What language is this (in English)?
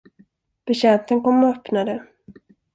Swedish